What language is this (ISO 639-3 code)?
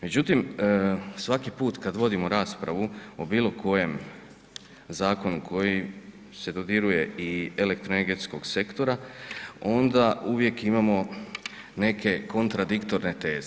hrv